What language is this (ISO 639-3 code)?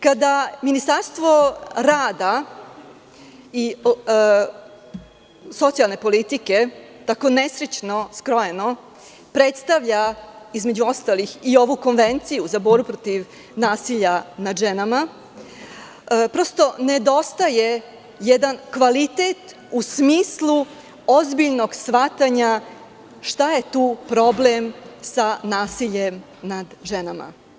srp